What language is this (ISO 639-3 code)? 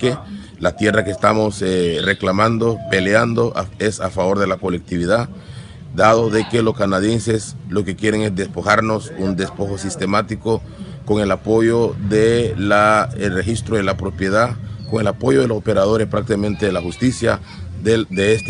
spa